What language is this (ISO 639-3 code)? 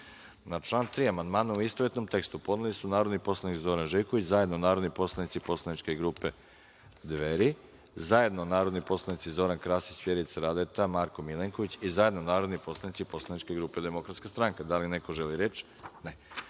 srp